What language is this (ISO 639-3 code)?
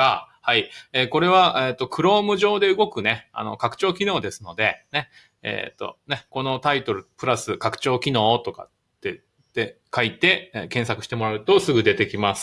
jpn